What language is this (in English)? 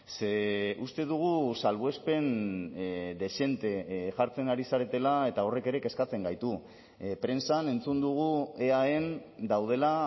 Basque